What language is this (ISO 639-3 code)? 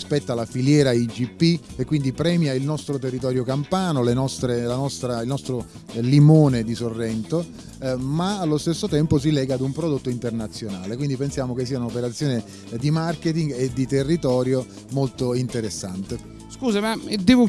ita